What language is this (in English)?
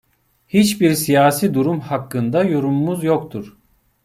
Turkish